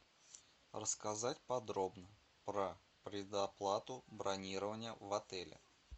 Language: Russian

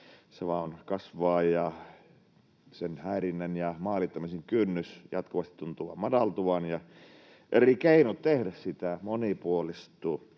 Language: Finnish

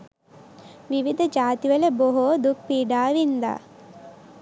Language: Sinhala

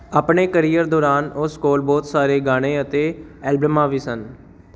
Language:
Punjabi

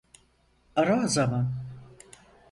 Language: Turkish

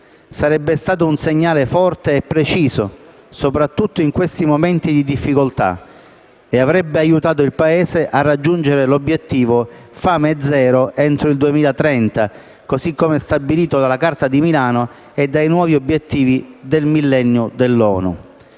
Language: Italian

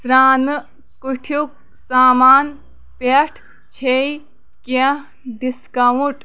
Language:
Kashmiri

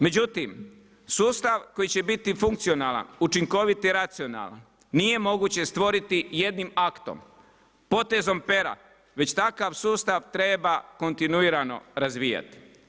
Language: Croatian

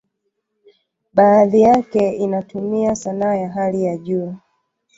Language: Swahili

